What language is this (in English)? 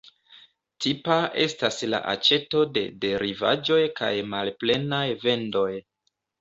Esperanto